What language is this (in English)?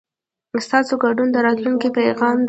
Pashto